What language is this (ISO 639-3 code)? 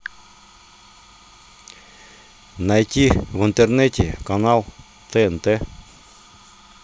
rus